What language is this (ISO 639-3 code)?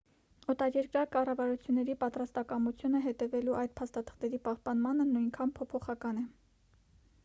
hye